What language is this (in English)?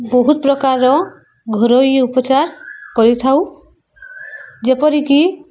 Odia